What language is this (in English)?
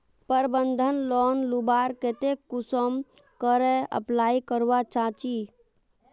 Magahi